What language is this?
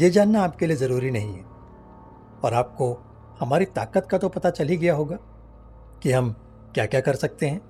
Hindi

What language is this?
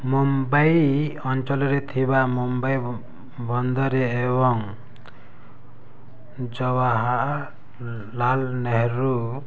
Odia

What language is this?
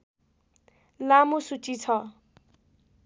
Nepali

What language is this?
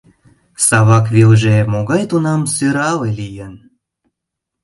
Mari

